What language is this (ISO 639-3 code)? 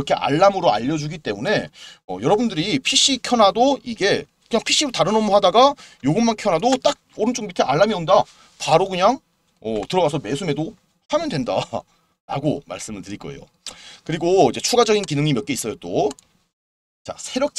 kor